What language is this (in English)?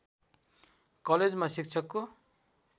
Nepali